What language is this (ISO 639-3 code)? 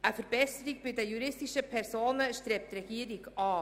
gsw